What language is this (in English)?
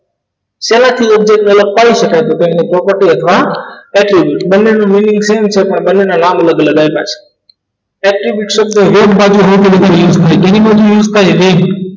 Gujarati